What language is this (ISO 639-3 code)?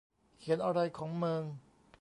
tha